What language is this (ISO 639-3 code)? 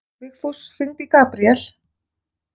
isl